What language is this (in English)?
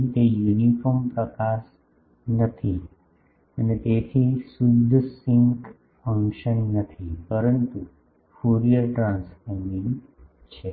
Gujarati